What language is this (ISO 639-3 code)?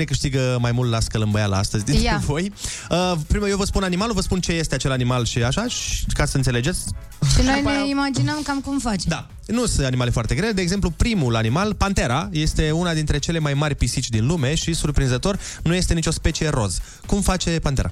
ron